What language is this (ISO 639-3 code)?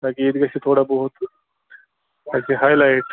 kas